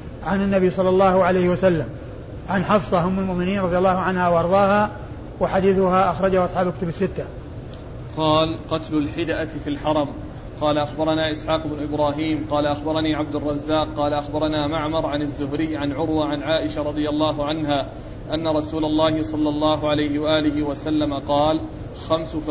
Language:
Arabic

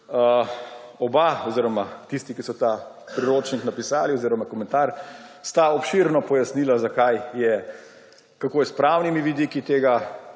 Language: Slovenian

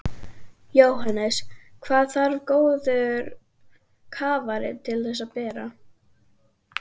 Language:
Icelandic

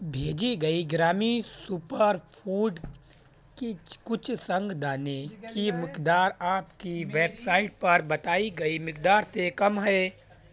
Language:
Urdu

